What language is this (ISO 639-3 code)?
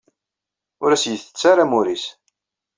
kab